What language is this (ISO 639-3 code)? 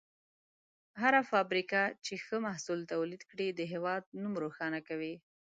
pus